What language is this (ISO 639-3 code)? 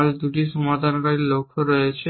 ben